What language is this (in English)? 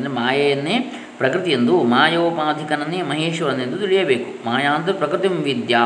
Kannada